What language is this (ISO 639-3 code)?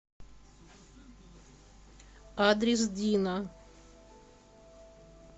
rus